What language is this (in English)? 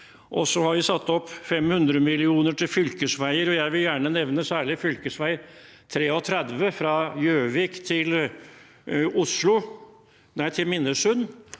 Norwegian